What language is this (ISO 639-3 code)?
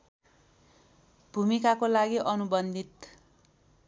nep